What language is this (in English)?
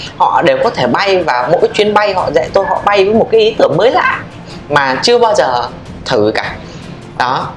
Vietnamese